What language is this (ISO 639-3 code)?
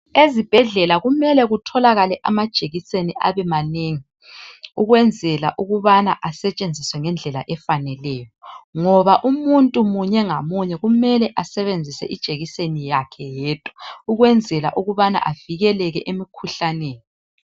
nde